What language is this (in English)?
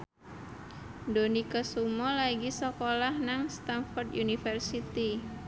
Javanese